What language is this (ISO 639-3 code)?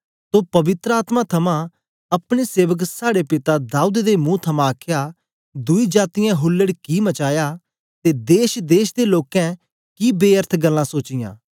doi